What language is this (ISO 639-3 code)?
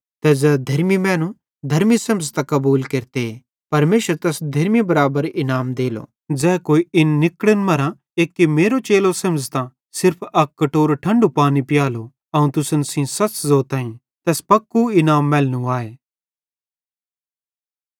bhd